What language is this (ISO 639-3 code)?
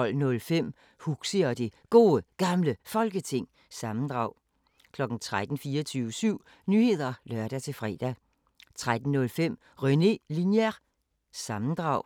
dan